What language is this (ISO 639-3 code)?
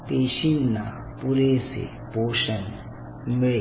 mar